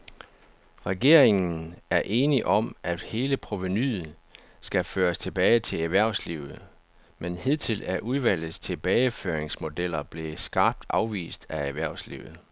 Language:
Danish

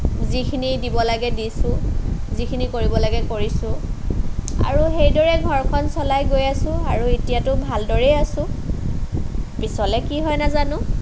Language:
Assamese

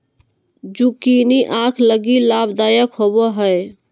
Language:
Magahi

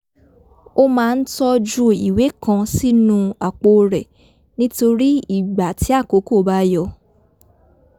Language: Yoruba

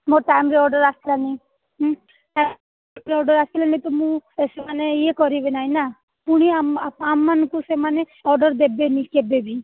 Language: Odia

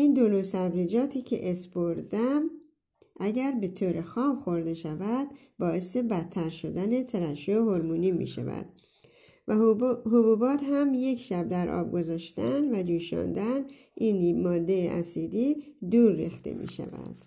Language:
Persian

